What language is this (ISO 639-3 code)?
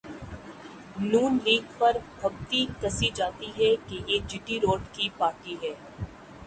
urd